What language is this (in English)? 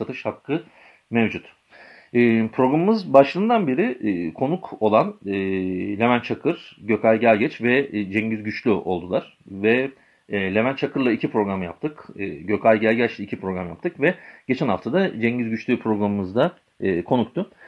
Turkish